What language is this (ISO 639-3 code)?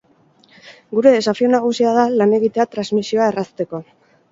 eus